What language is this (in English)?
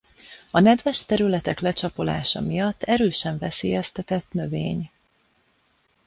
Hungarian